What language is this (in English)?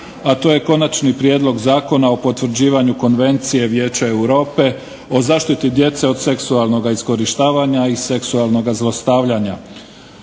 Croatian